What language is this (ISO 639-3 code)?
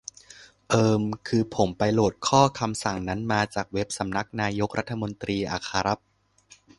tha